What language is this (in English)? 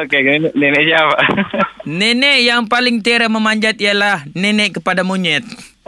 Malay